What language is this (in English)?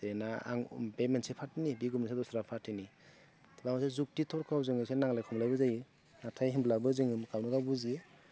Bodo